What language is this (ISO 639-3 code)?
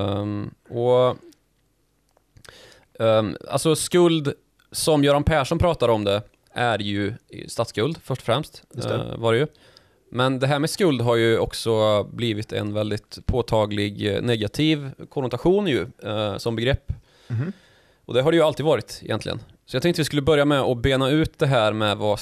swe